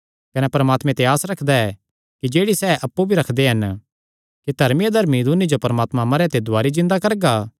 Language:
Kangri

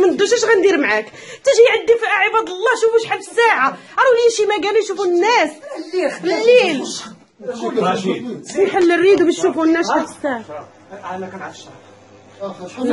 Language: Arabic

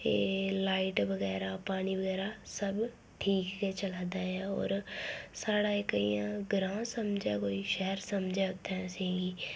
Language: Dogri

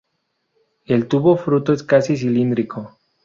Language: Spanish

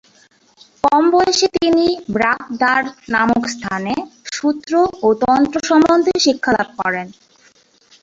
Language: Bangla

